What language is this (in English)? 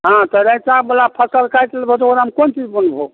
Maithili